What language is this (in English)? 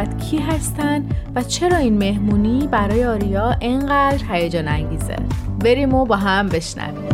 Persian